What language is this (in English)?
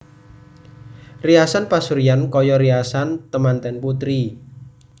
Javanese